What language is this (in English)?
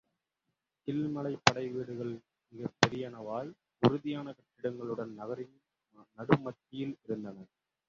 Tamil